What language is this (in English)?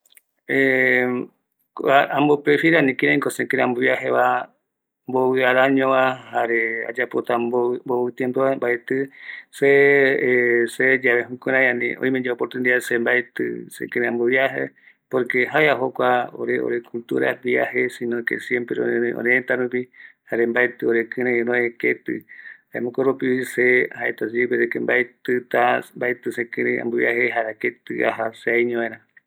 Eastern Bolivian Guaraní